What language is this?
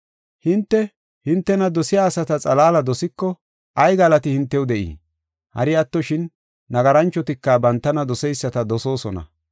Gofa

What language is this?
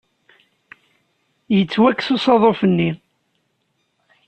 Kabyle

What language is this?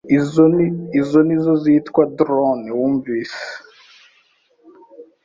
Kinyarwanda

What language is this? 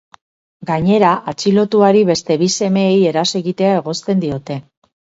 Basque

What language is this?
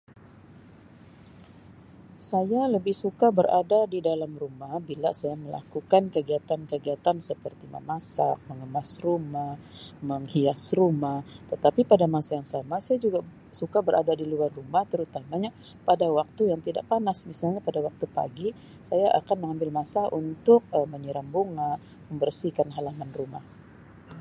Sabah Malay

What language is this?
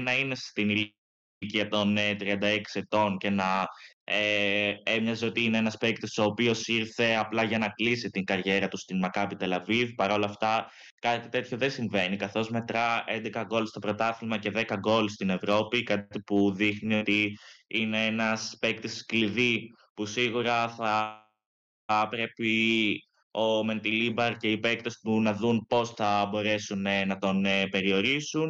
Greek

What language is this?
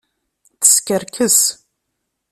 Kabyle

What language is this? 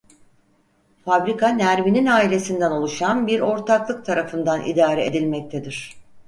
Turkish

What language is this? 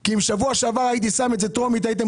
Hebrew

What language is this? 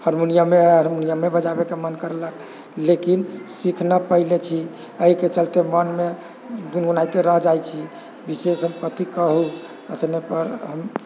Maithili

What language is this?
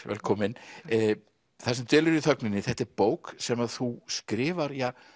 Icelandic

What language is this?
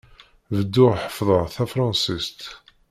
Kabyle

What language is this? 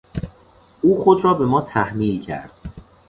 Persian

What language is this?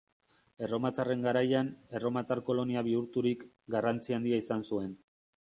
Basque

